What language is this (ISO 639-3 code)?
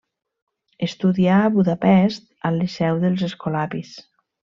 cat